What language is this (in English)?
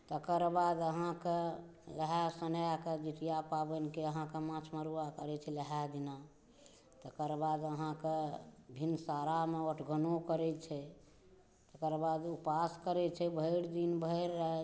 Maithili